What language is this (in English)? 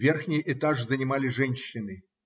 Russian